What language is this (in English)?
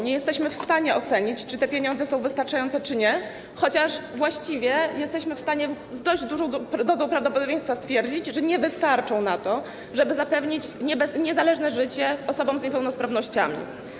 Polish